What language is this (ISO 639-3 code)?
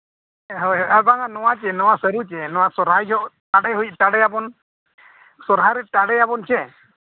sat